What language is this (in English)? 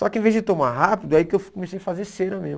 Portuguese